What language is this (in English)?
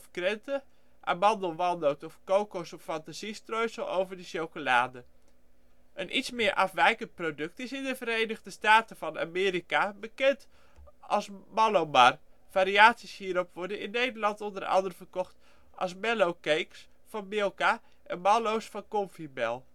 Dutch